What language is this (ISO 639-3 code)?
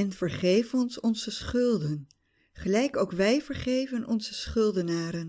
nld